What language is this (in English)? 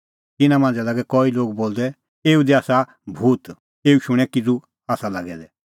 Kullu Pahari